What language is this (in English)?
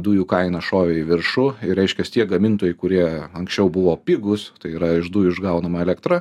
Lithuanian